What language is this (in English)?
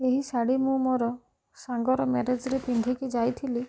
Odia